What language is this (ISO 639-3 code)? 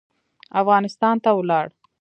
pus